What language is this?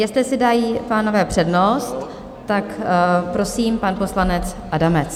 Czech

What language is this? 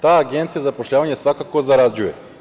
Serbian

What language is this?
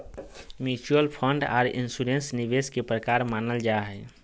Magahi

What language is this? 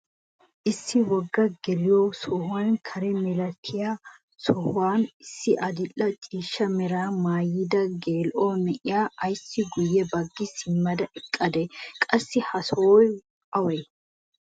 Wolaytta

